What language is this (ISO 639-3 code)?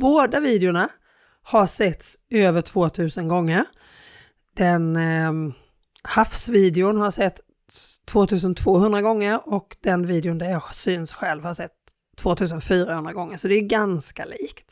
swe